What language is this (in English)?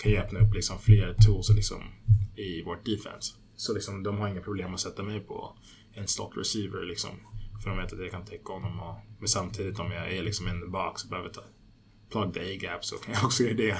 Swedish